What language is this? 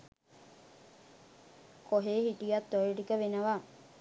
Sinhala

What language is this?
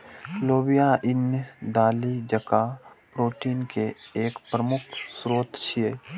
Maithili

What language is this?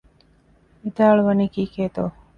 Divehi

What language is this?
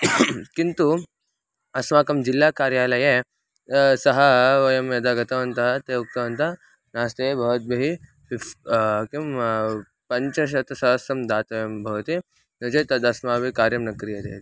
Sanskrit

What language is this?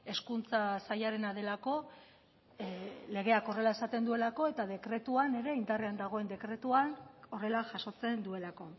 Basque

